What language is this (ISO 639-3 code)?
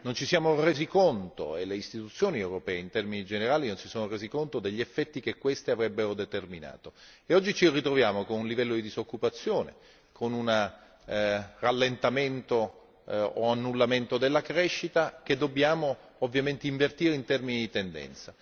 ita